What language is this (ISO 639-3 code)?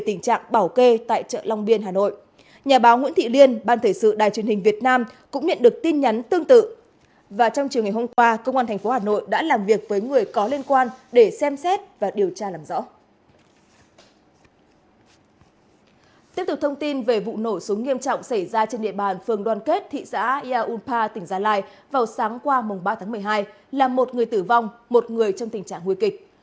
vie